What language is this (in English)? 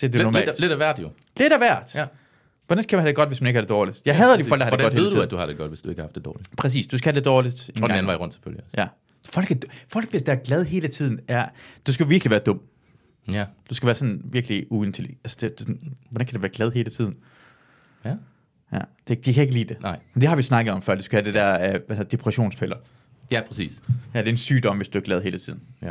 Danish